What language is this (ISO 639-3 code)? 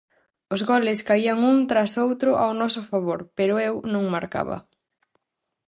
glg